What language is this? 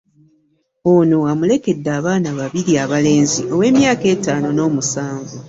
Ganda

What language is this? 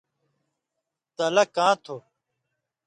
Indus Kohistani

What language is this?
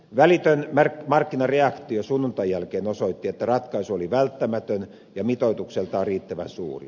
Finnish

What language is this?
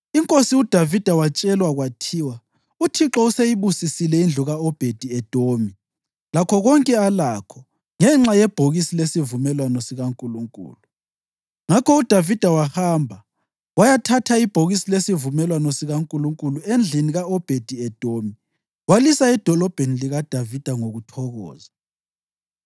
North Ndebele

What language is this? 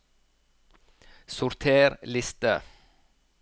Norwegian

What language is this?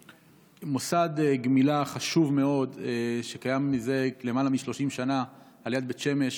Hebrew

